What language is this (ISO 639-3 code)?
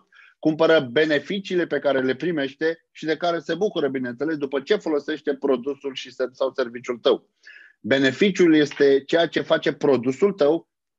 ron